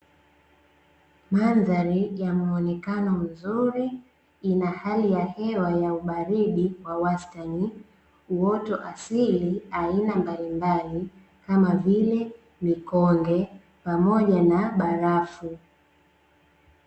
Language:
Swahili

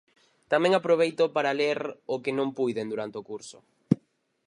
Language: Galician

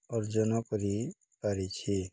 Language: Odia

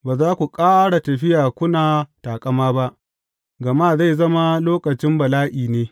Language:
Hausa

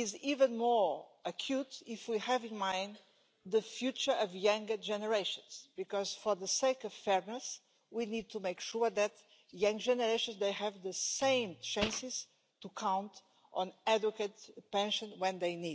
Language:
German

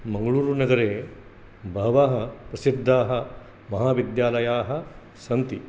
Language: Sanskrit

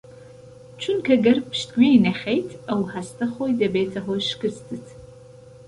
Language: Central Kurdish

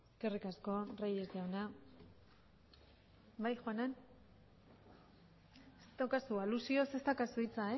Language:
Basque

